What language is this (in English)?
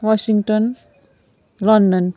Nepali